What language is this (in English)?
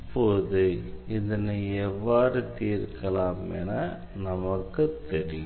Tamil